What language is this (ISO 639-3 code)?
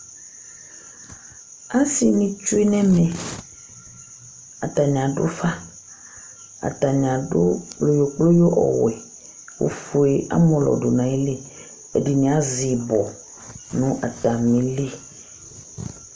kpo